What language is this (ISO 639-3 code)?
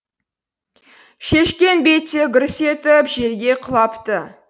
kaz